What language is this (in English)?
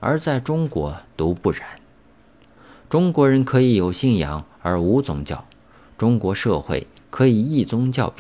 Chinese